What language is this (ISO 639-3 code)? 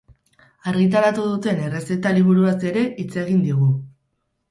eus